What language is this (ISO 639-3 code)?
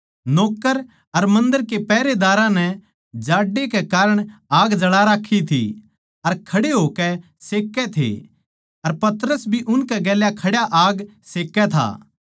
bgc